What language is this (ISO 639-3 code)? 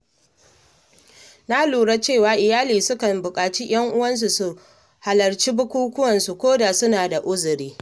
hau